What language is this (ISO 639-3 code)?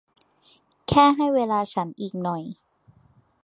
tha